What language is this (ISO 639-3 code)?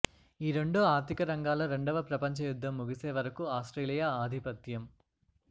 tel